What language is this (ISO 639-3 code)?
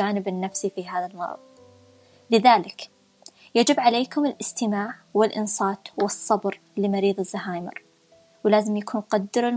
ara